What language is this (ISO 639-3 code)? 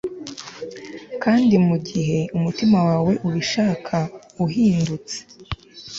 kin